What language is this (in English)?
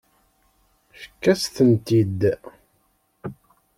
Kabyle